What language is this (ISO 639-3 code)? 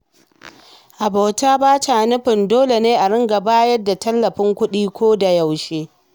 hau